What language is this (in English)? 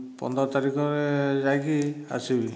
Odia